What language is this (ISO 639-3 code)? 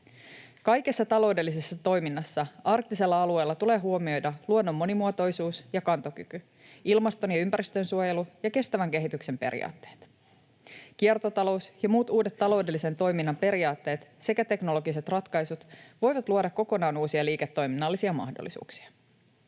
fin